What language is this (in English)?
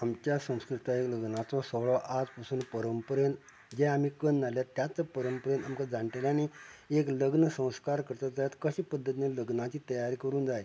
Konkani